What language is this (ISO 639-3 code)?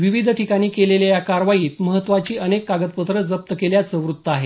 mar